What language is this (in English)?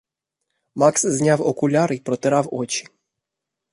Ukrainian